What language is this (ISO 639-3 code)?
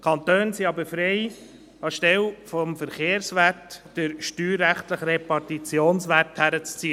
gsw